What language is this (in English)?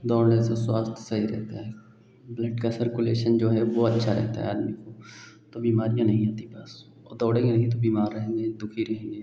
Hindi